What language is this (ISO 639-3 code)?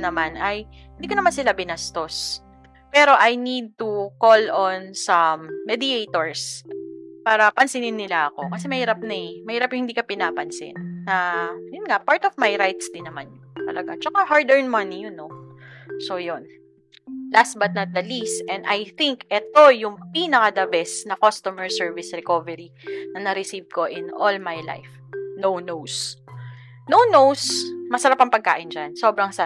fil